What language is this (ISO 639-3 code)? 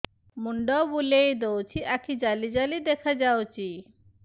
ori